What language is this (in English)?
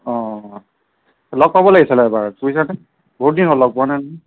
Assamese